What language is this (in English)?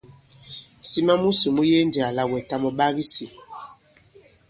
Bankon